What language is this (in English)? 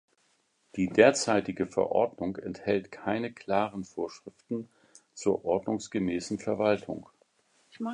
German